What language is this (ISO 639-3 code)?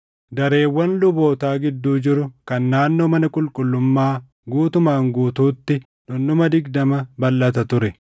orm